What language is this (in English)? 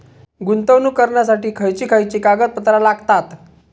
Marathi